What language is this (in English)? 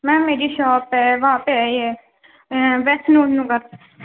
Urdu